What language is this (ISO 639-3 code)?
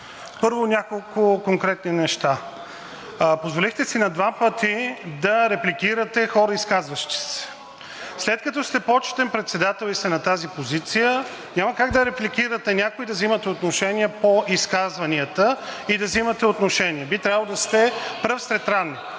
bul